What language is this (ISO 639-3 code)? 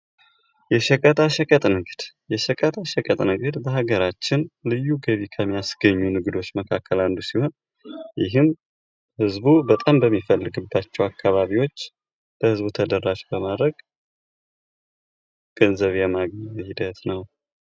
amh